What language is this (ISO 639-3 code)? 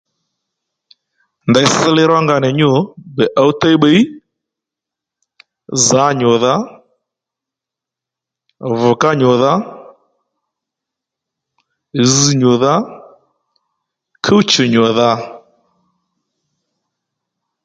led